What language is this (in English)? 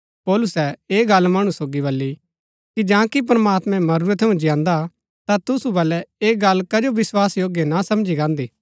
Gaddi